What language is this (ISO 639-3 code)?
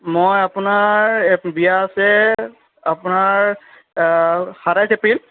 asm